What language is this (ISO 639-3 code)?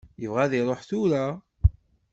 kab